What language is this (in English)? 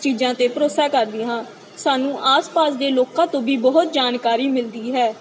Punjabi